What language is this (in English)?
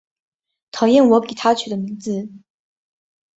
Chinese